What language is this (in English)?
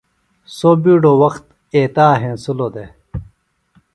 Phalura